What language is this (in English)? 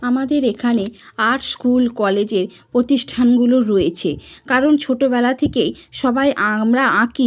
Bangla